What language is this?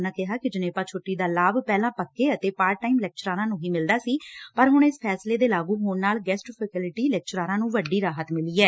Punjabi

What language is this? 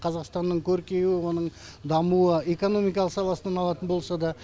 Kazakh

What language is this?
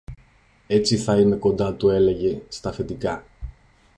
Greek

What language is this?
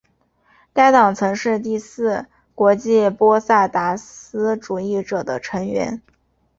Chinese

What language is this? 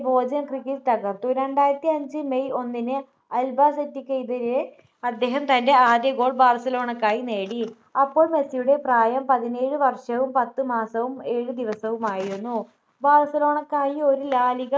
Malayalam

